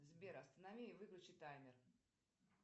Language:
Russian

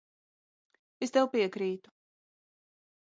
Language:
Latvian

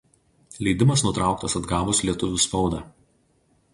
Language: Lithuanian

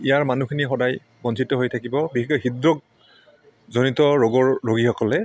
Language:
Assamese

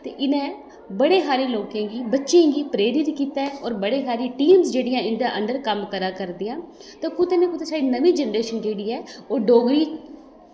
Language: Dogri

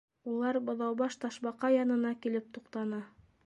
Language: Bashkir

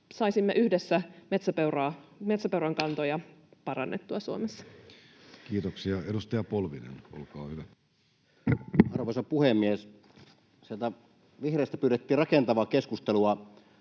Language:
Finnish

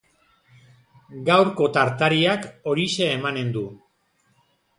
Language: Basque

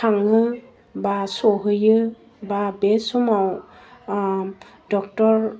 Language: Bodo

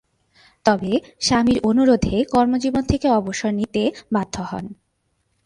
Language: Bangla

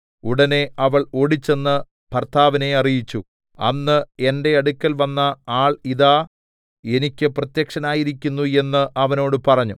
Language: Malayalam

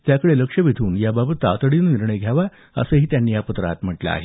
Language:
Marathi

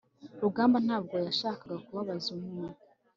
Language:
Kinyarwanda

